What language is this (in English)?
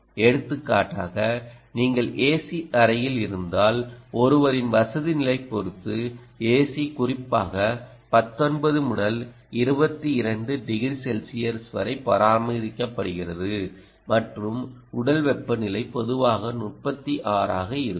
Tamil